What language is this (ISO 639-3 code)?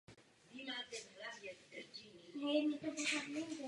ces